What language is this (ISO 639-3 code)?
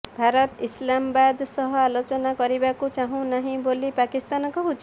ori